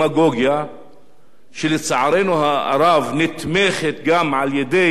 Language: Hebrew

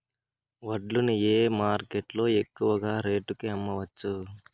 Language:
Telugu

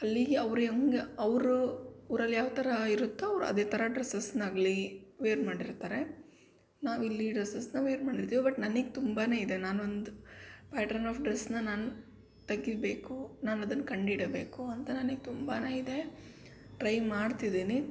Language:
Kannada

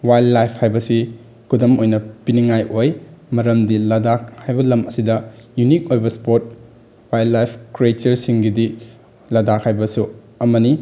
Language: Manipuri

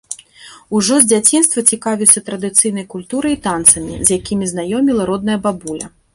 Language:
Belarusian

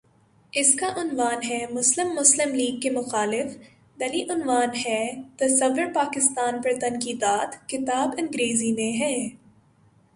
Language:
Urdu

